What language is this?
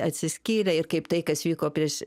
Lithuanian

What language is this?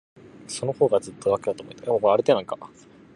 Japanese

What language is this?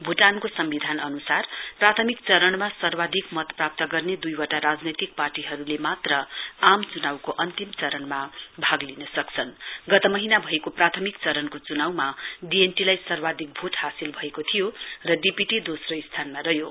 Nepali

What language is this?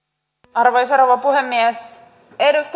Finnish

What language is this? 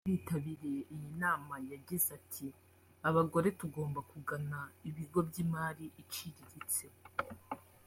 Kinyarwanda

